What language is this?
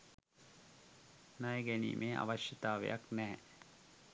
Sinhala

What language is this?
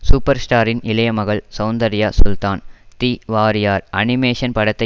Tamil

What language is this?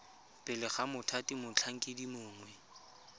Tswana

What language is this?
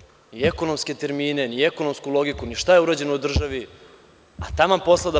Serbian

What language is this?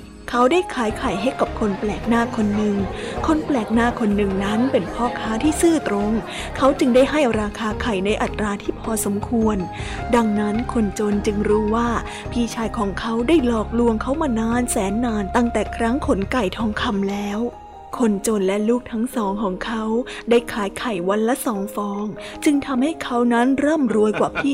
Thai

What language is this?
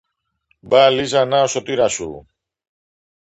Greek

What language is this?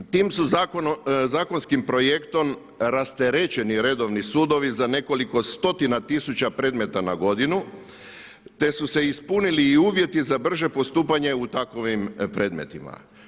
Croatian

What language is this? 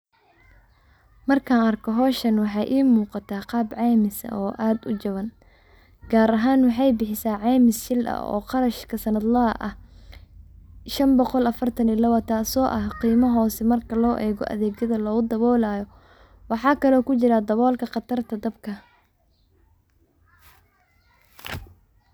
Somali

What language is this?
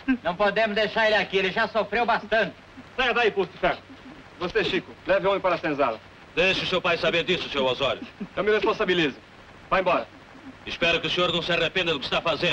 Portuguese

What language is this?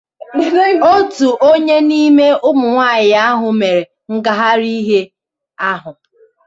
Igbo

